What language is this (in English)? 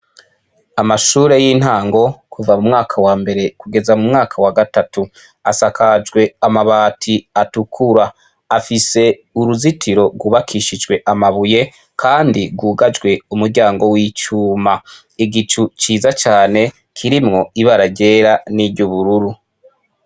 Rundi